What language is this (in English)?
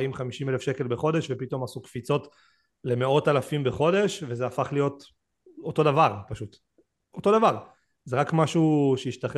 Hebrew